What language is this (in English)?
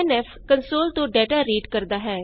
Punjabi